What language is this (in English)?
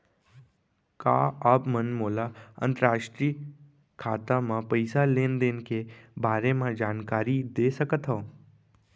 Chhattisgarhi